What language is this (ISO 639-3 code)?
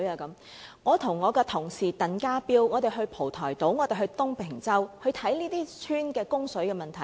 yue